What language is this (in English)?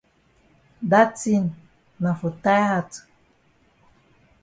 Cameroon Pidgin